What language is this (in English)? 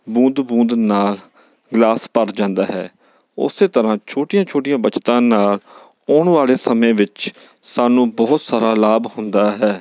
Punjabi